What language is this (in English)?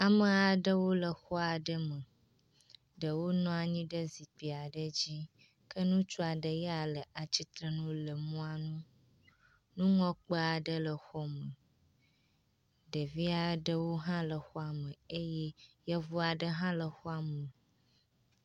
Ewe